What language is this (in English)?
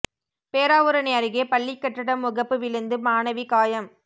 Tamil